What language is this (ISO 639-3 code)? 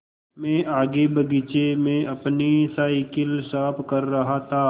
hin